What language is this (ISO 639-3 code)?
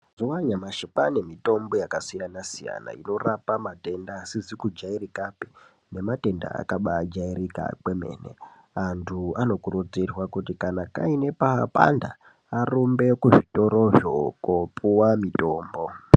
ndc